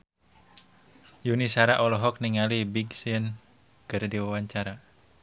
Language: Sundanese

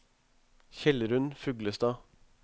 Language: Norwegian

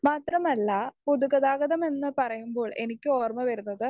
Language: Malayalam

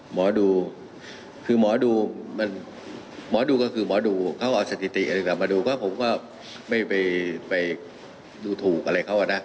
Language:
Thai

